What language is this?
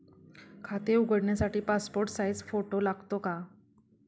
Marathi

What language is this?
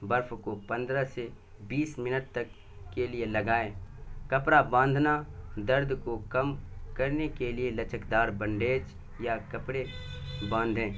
Urdu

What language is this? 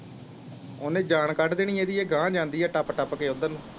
Punjabi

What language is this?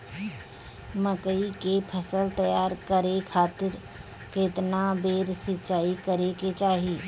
Bhojpuri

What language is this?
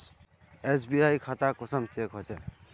Magahi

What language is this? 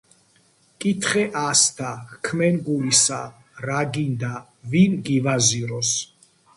Georgian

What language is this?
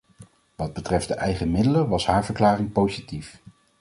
Dutch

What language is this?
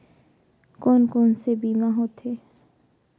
Chhattisgarhi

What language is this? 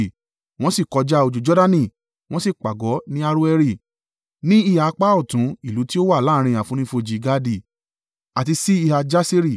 Yoruba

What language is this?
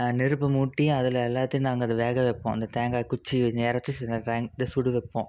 Tamil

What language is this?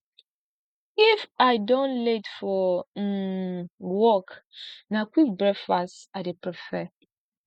Nigerian Pidgin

